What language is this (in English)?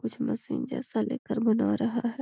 Magahi